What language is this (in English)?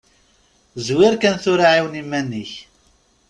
Kabyle